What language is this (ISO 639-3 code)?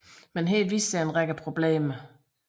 dan